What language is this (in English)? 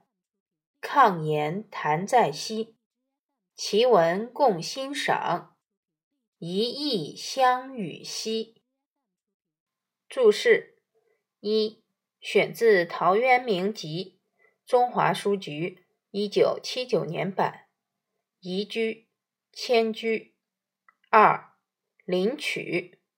Chinese